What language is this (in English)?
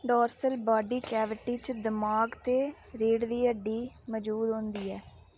Dogri